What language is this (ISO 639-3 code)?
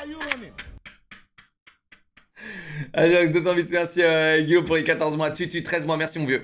fra